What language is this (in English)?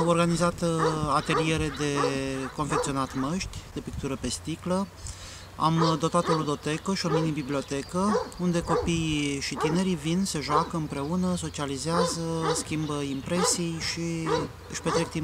Romanian